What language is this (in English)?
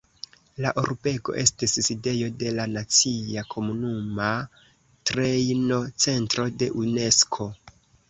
Esperanto